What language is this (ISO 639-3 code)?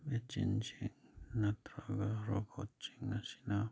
mni